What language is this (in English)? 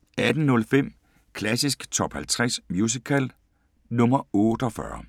Danish